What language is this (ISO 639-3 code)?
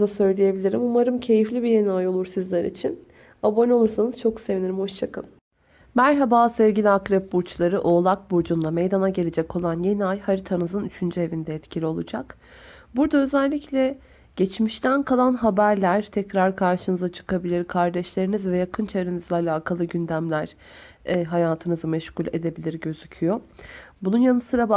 tur